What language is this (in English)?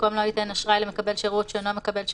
Hebrew